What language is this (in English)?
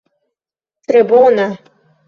Esperanto